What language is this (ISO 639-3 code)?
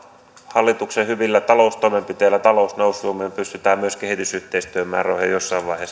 fin